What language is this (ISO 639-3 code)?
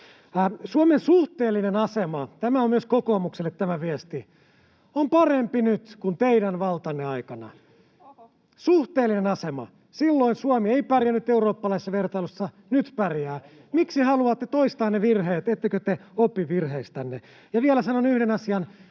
fin